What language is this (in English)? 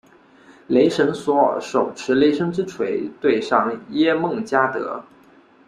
Chinese